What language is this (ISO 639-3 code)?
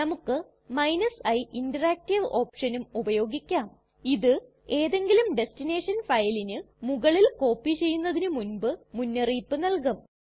mal